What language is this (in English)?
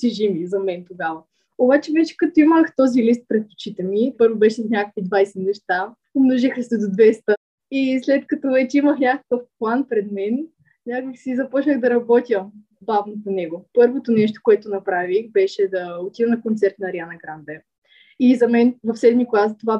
Bulgarian